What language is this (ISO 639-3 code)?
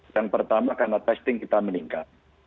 ind